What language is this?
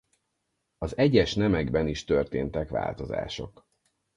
Hungarian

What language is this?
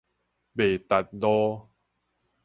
Min Nan Chinese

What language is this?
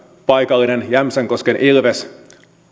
Finnish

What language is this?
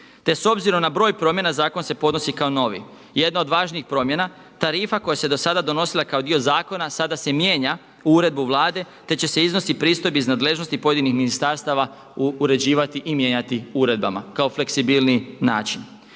Croatian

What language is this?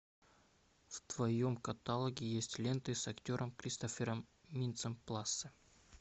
Russian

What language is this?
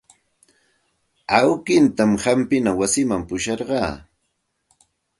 Santa Ana de Tusi Pasco Quechua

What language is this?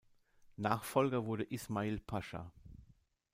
German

